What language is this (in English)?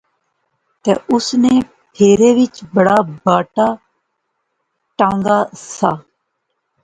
Pahari-Potwari